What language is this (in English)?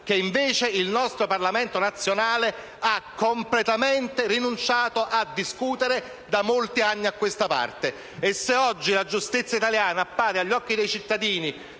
Italian